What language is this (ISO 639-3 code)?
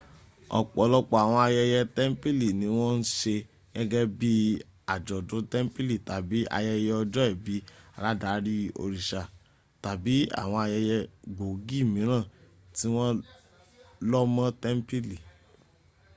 yor